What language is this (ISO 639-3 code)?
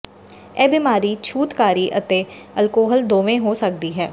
pan